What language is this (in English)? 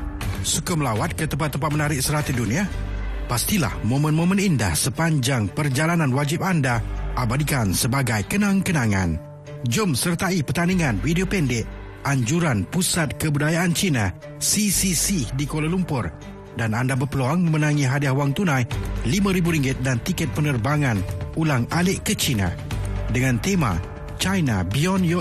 Malay